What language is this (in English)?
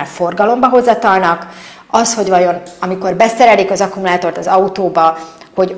Hungarian